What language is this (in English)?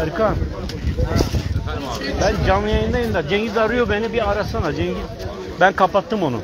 Turkish